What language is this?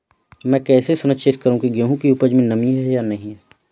Hindi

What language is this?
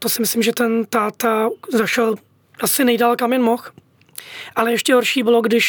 Czech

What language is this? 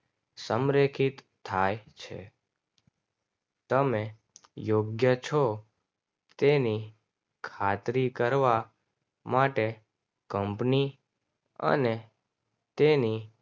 Gujarati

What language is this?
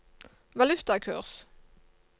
Norwegian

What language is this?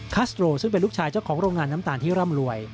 Thai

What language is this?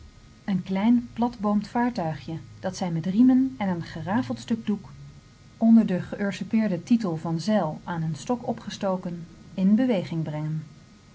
Dutch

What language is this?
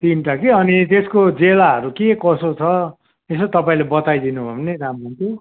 Nepali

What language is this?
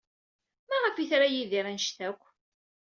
Kabyle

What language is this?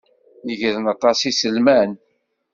Kabyle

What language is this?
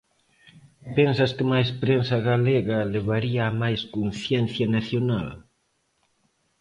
Galician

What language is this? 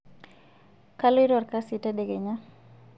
Masai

